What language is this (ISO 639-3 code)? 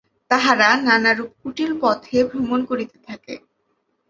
ben